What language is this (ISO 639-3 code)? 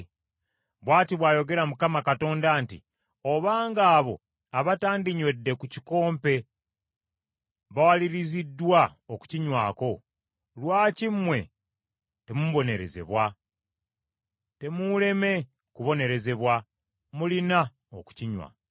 lug